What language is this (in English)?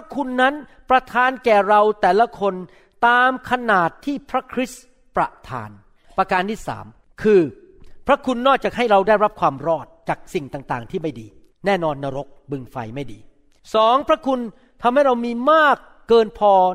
Thai